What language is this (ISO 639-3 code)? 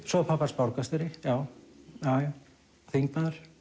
isl